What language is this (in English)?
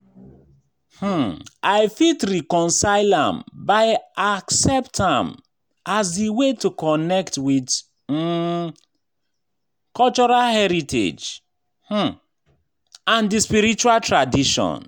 Nigerian Pidgin